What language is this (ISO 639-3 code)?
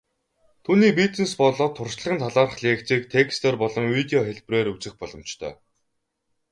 mon